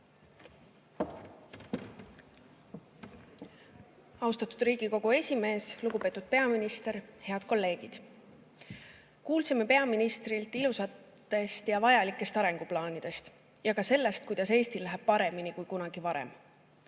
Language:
Estonian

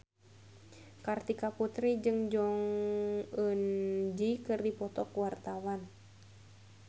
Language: Sundanese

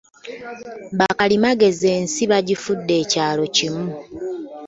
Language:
Ganda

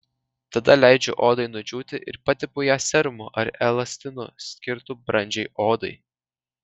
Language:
Lithuanian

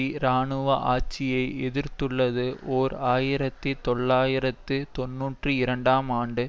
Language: Tamil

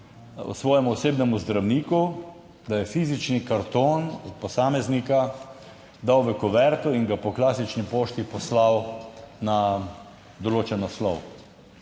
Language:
Slovenian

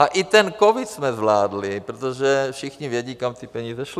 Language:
Czech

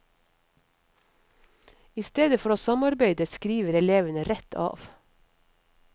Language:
Norwegian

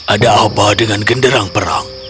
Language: Indonesian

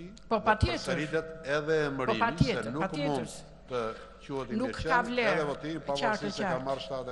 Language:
Greek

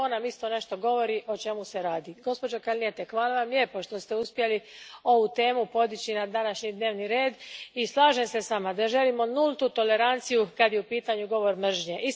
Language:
Croatian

